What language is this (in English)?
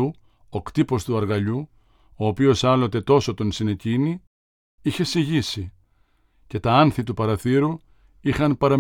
Greek